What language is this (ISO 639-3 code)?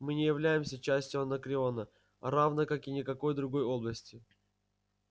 rus